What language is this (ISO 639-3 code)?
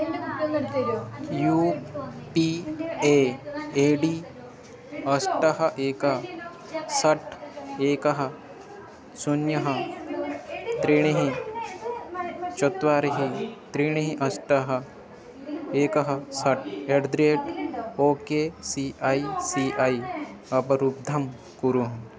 san